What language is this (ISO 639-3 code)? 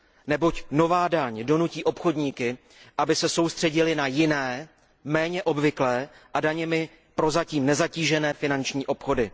ces